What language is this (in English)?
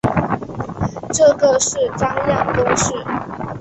Chinese